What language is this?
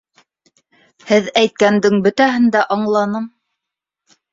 Bashkir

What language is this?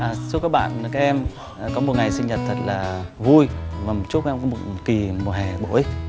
Vietnamese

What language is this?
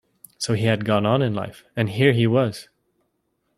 English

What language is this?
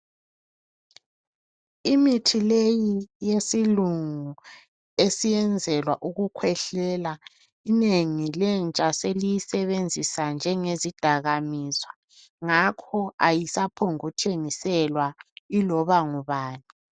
North Ndebele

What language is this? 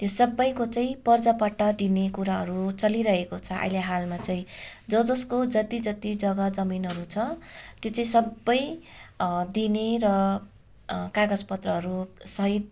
Nepali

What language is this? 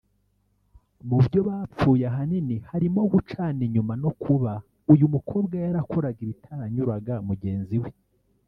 Kinyarwanda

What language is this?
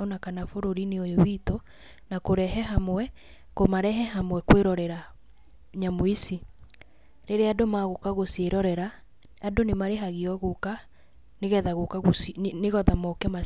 Kikuyu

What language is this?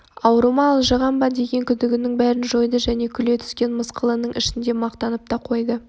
Kazakh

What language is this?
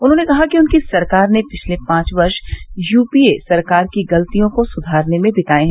Hindi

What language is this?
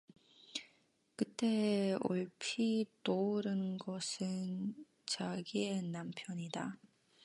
Korean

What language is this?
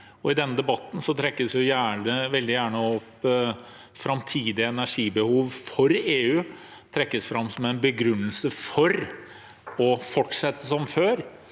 Norwegian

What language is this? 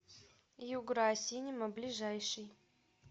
Russian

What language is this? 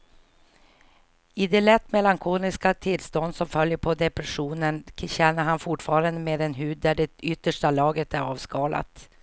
Swedish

